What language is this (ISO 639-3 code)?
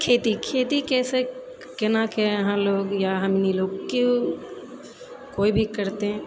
mai